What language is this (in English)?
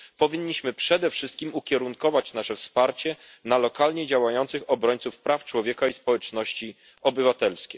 Polish